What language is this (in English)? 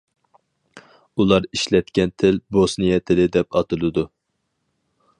Uyghur